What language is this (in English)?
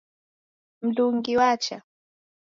Taita